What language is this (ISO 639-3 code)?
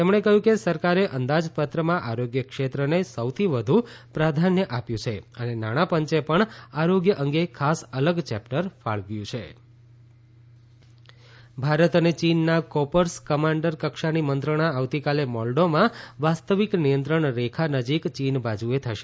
guj